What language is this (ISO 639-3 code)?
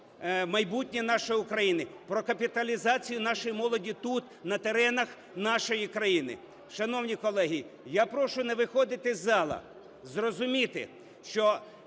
ukr